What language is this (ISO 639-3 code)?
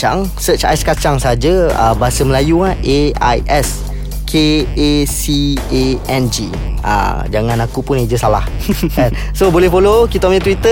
msa